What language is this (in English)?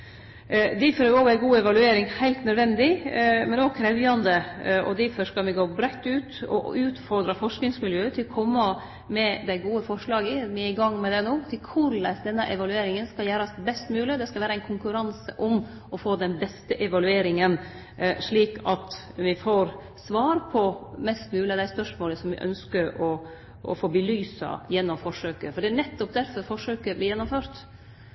Norwegian Nynorsk